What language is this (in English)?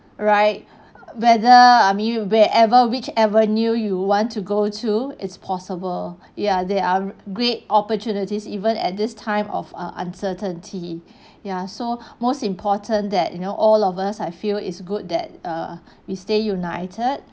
English